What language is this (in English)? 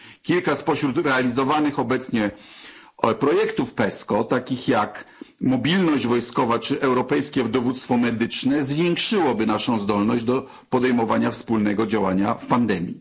Polish